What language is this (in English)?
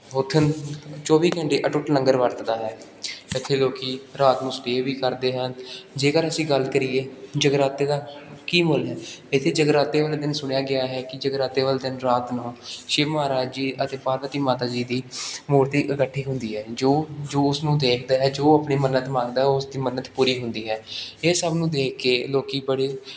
Punjabi